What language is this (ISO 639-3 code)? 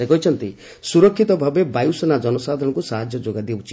ori